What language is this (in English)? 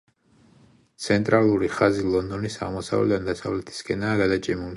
Georgian